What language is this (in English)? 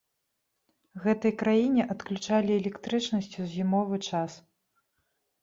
Belarusian